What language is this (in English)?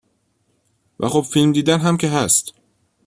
Persian